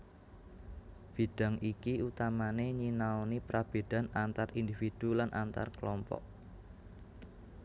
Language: Javanese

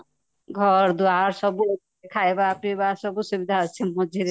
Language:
Odia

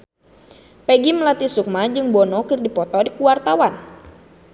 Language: Sundanese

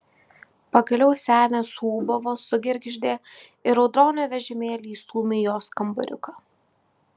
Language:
Lithuanian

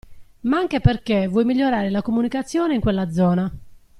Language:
Italian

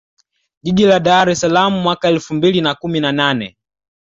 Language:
Swahili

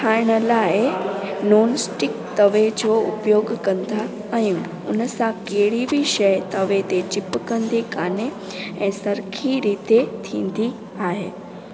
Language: Sindhi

